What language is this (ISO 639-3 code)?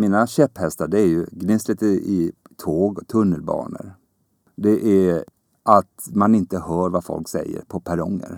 swe